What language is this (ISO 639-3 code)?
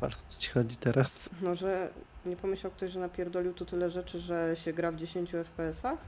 pol